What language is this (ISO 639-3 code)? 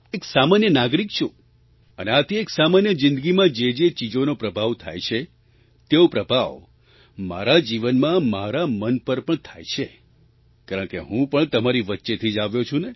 guj